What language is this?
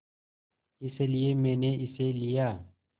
Hindi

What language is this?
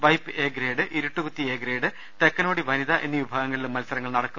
Malayalam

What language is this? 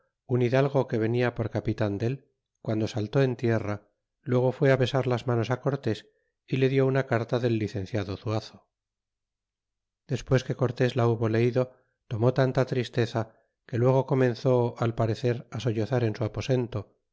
Spanish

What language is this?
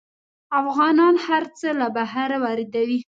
Pashto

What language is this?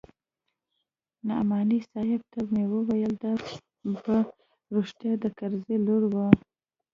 Pashto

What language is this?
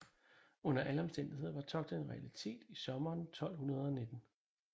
Danish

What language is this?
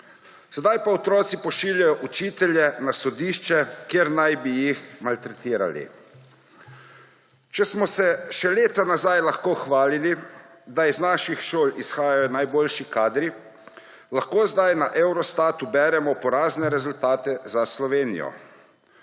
Slovenian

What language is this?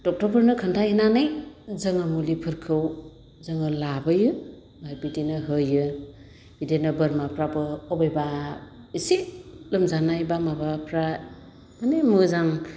Bodo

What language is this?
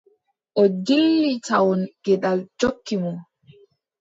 Adamawa Fulfulde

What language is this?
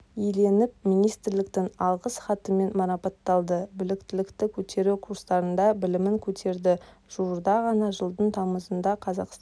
Kazakh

